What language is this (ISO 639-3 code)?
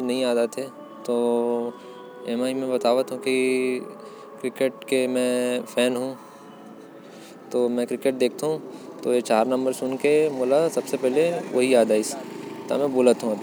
kfp